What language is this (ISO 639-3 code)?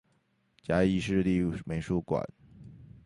zho